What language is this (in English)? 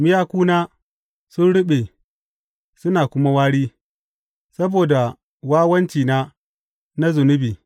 Hausa